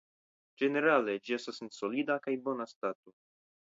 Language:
Esperanto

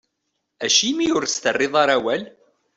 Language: Kabyle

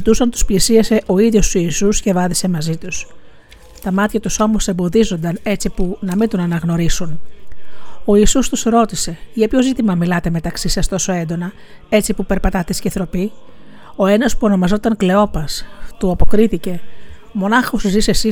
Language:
Greek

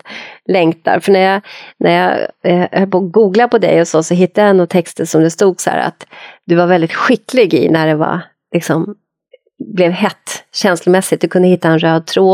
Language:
Swedish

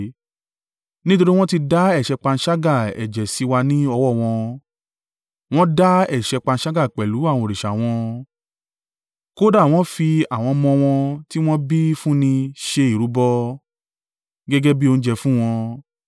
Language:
Yoruba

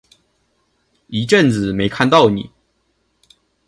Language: Chinese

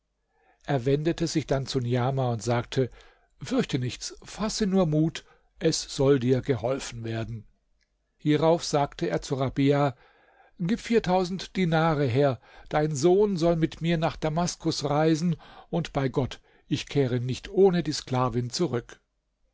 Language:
German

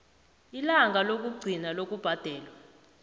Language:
South Ndebele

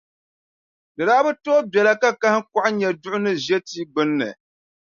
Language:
Dagbani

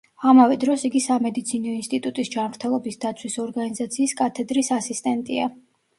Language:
Georgian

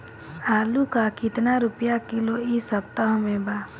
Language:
Bhojpuri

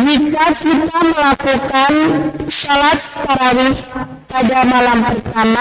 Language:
Indonesian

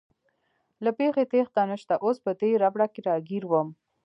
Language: Pashto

